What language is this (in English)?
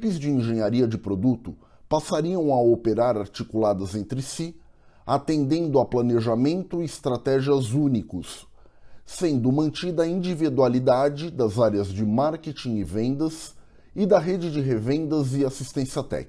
Portuguese